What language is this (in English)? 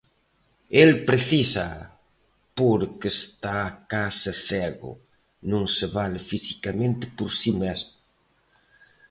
Galician